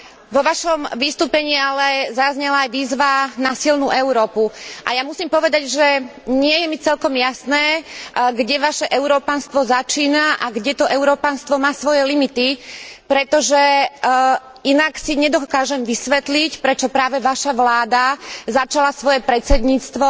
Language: Slovak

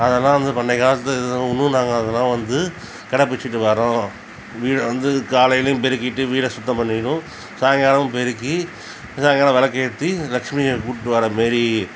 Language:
Tamil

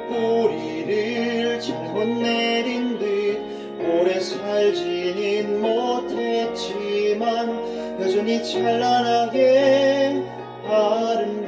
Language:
Korean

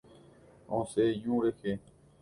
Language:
Guarani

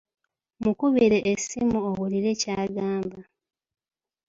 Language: Ganda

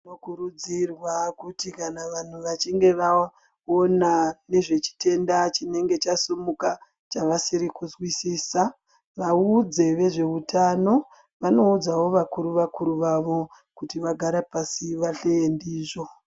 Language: Ndau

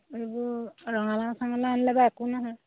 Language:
Assamese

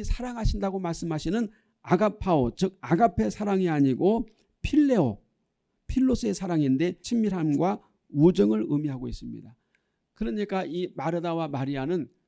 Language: Korean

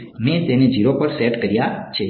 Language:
Gujarati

